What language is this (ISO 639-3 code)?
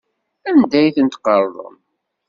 kab